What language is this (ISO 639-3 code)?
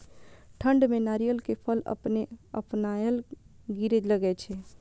mai